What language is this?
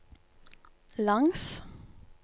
Norwegian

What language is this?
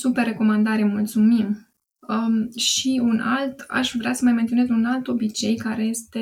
Romanian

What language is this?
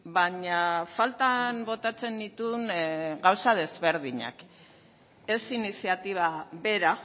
Basque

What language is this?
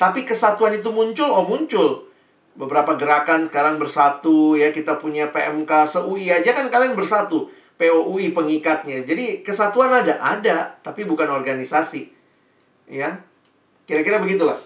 Indonesian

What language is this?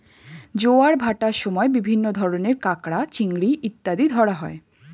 Bangla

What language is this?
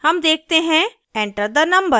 Hindi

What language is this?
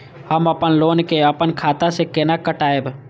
Maithili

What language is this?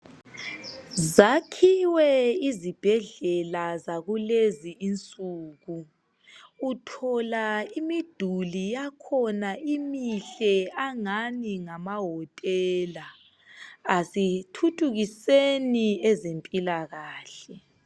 North Ndebele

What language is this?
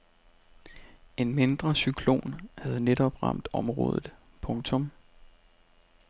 Danish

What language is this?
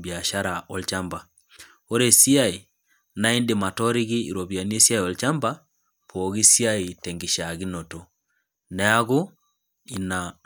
Masai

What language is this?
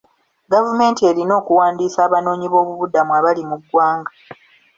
Ganda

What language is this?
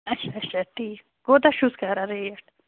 Kashmiri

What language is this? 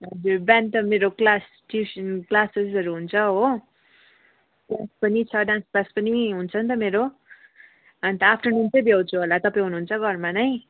Nepali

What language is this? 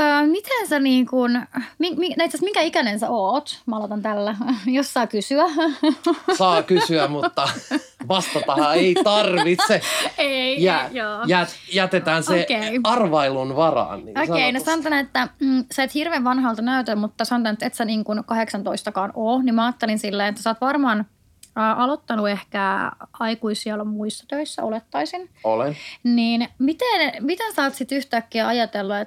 Finnish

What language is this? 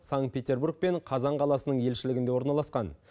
Kazakh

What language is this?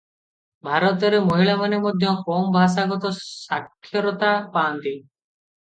Odia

